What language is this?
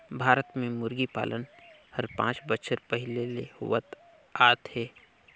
Chhattisgarhi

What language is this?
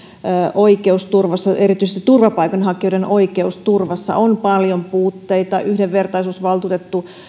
Finnish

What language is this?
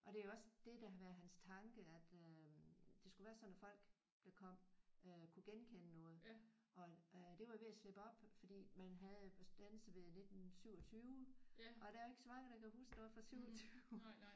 Danish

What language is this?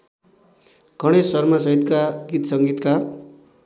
Nepali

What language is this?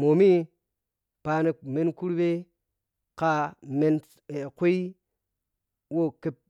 Piya-Kwonci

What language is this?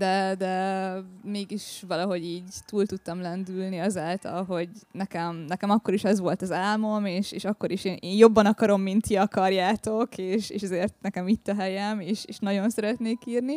Hungarian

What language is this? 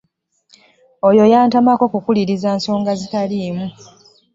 Ganda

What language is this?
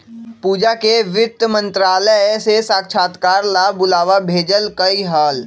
Magahi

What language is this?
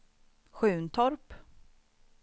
Swedish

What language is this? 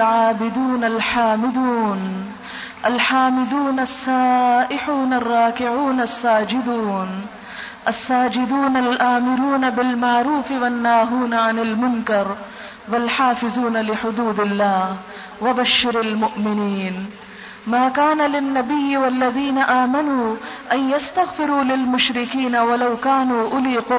Urdu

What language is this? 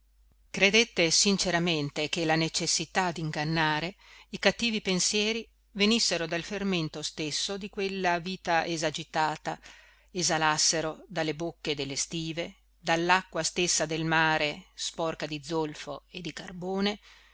Italian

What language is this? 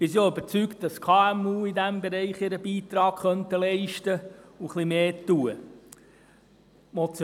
Swiss German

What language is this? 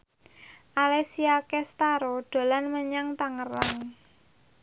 Javanese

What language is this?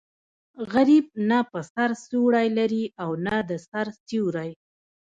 Pashto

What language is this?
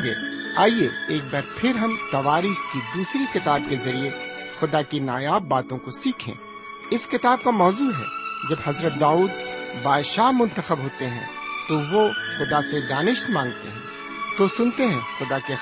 Urdu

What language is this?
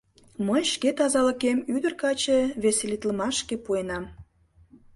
Mari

